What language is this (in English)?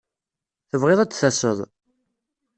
Kabyle